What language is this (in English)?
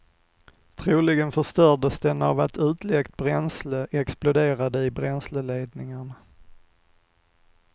Swedish